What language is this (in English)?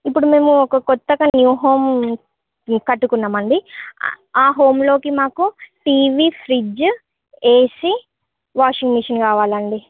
Telugu